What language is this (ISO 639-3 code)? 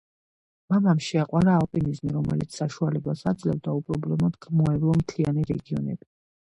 kat